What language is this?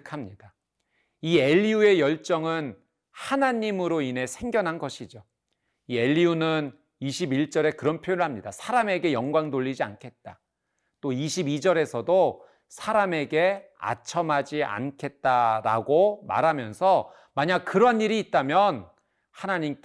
Korean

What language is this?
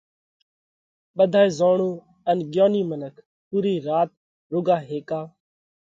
Parkari Koli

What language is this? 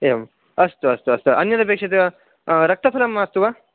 Sanskrit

